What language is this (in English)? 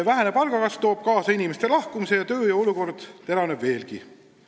Estonian